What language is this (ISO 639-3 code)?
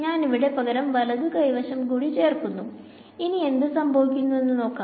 mal